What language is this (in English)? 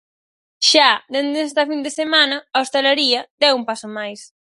Galician